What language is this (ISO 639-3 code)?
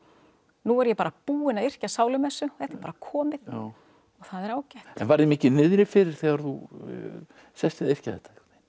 isl